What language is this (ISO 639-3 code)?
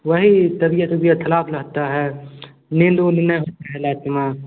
hin